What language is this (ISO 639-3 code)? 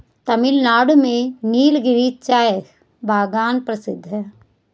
hin